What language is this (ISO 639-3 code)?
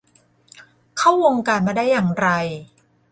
tha